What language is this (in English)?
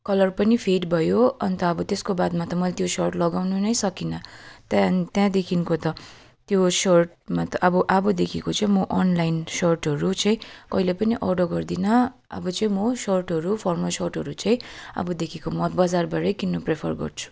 Nepali